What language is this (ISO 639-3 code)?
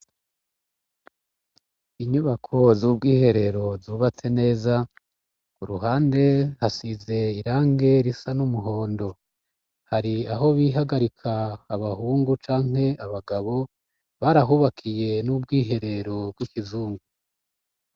run